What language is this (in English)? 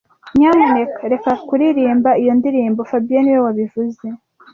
Kinyarwanda